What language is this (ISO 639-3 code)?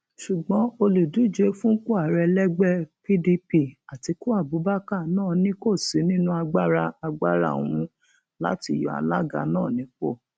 yor